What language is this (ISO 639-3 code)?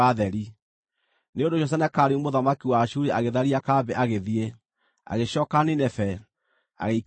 kik